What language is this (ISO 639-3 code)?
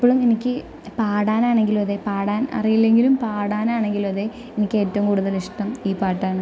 mal